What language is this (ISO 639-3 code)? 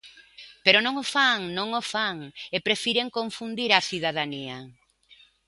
glg